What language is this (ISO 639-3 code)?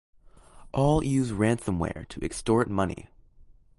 eng